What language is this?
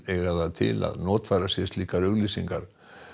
Icelandic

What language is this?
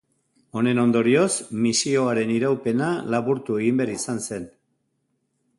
Basque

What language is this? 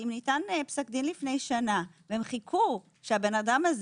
Hebrew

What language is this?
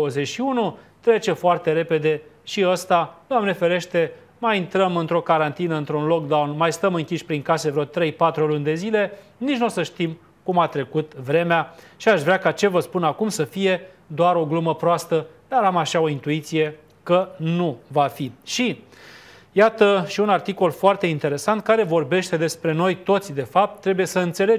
Romanian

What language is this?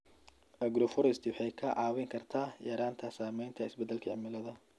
Somali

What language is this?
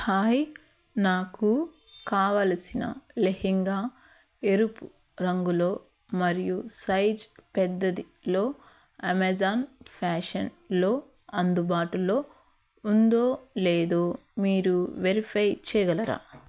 Telugu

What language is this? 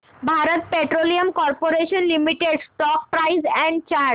Marathi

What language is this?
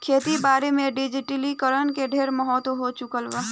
Bhojpuri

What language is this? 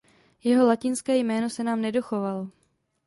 Czech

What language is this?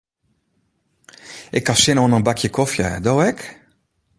Western Frisian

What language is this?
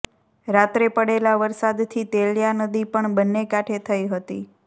Gujarati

